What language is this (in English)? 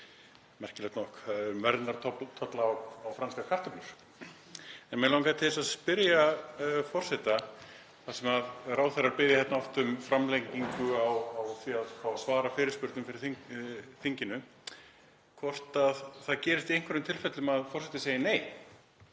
Icelandic